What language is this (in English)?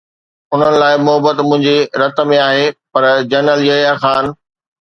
Sindhi